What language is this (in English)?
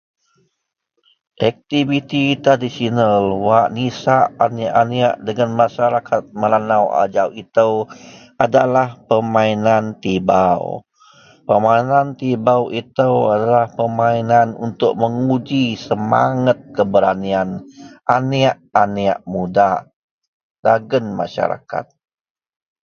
Central Melanau